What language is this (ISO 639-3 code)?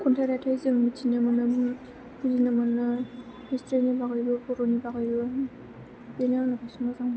brx